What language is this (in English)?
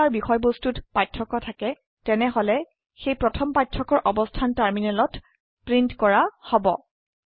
Assamese